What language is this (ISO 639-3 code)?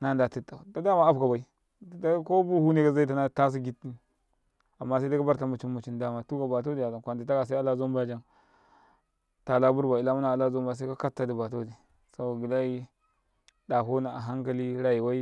kai